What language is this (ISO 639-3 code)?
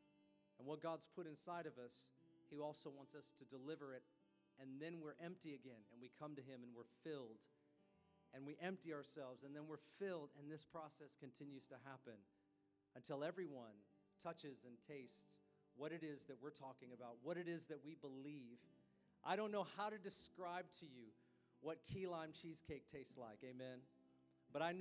eng